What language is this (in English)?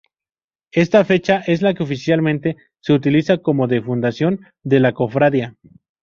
Spanish